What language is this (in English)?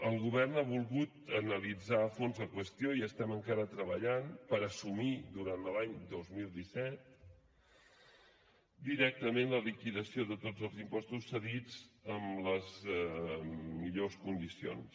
Catalan